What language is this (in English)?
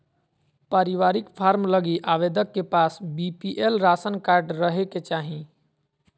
Magahi